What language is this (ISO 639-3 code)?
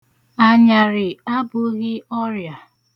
ibo